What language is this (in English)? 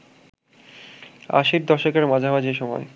Bangla